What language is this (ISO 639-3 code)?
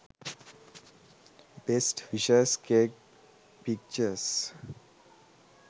sin